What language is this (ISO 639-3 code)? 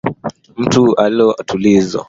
swa